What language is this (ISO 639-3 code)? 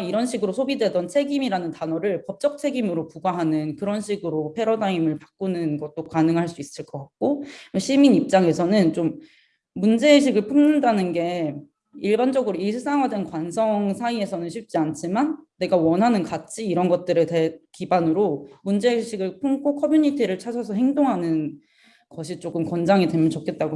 kor